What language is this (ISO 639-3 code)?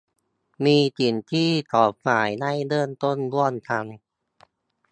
tha